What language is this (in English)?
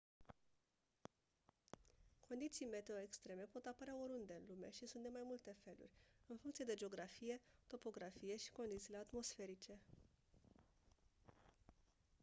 Romanian